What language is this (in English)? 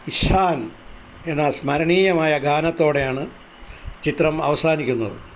Malayalam